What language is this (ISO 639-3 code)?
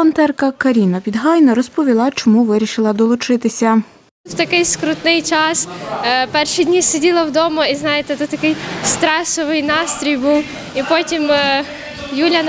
ukr